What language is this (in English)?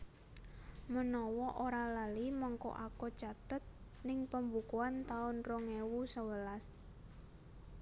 Javanese